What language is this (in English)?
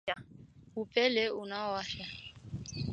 Swahili